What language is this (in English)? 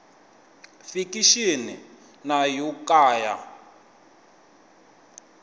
Tsonga